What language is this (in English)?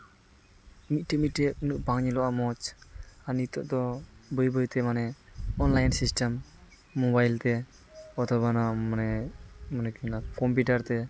Santali